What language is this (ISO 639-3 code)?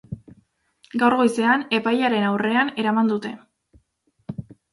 eus